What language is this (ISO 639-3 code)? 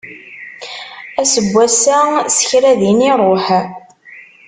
kab